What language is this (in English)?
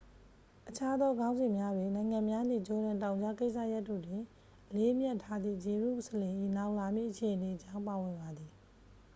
Burmese